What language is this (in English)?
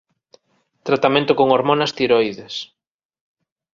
Galician